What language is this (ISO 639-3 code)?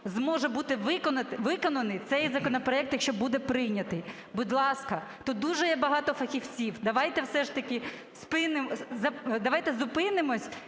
ukr